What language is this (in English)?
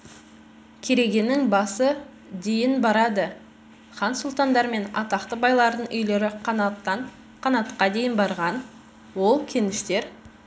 Kazakh